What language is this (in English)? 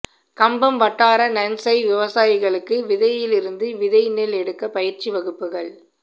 Tamil